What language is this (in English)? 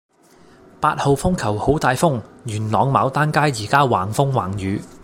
Cantonese